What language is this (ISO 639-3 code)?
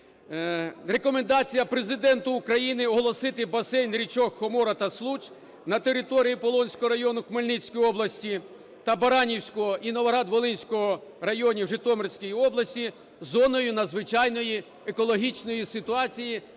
ukr